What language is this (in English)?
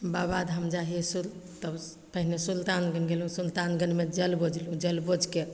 Maithili